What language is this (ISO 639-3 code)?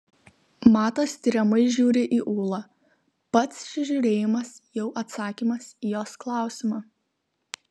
lit